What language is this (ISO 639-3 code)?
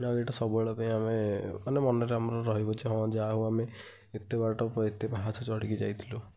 ori